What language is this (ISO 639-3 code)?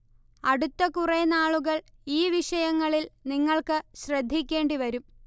mal